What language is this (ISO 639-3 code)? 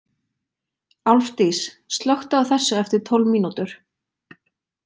isl